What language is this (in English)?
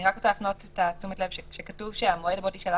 Hebrew